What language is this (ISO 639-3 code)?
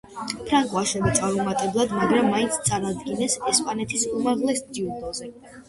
kat